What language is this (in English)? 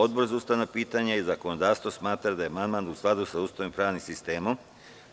Serbian